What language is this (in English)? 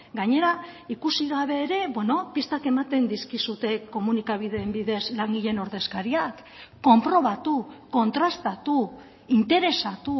Basque